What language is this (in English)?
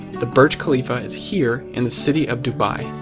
English